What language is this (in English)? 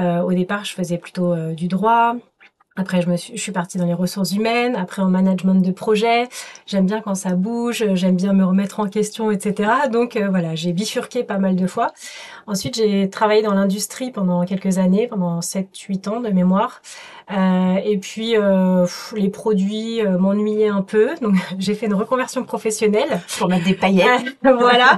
French